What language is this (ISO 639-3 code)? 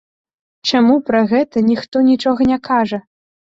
bel